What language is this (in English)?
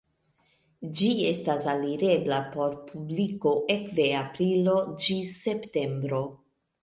Esperanto